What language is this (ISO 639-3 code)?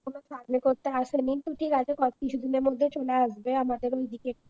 ben